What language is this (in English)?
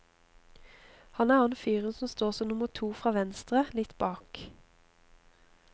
Norwegian